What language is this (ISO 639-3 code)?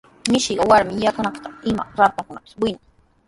qws